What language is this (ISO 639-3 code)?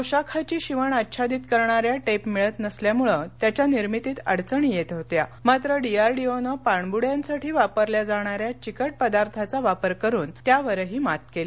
mar